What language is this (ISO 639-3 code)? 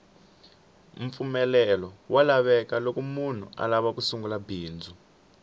tso